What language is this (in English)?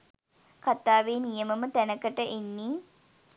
Sinhala